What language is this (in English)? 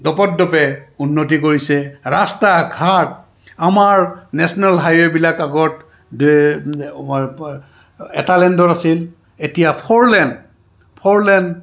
Assamese